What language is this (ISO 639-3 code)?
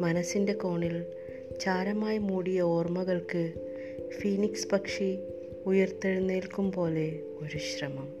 mal